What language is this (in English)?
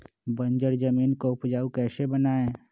Magahi